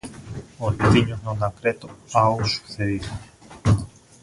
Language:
Galician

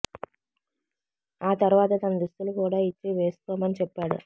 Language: Telugu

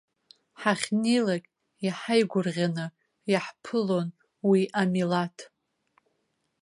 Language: Abkhazian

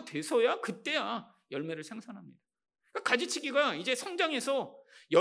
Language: Korean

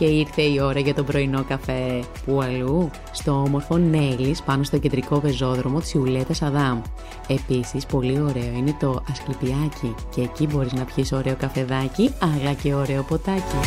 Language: Greek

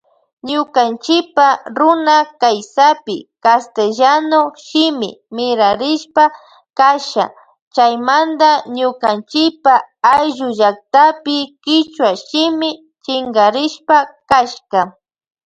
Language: Loja Highland Quichua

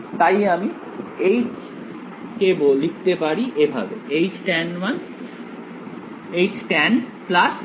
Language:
Bangla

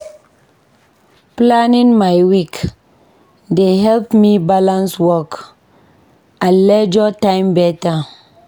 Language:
Nigerian Pidgin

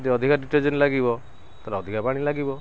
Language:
Odia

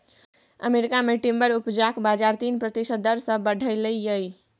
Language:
Maithili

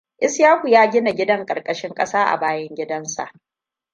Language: Hausa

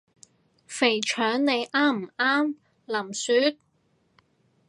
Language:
Cantonese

